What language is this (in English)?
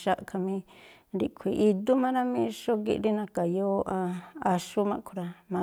Tlacoapa Me'phaa